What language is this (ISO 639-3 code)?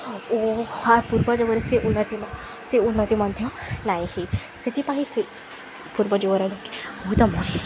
ori